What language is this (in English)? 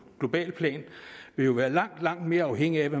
Danish